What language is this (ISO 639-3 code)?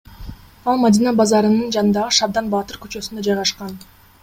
kir